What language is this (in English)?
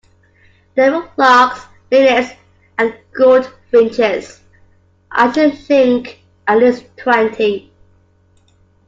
English